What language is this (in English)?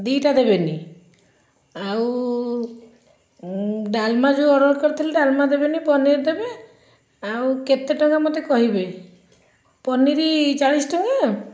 Odia